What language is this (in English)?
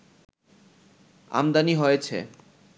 Bangla